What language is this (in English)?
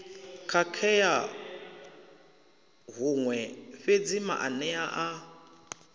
Venda